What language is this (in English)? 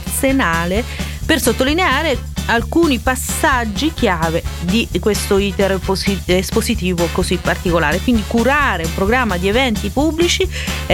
Italian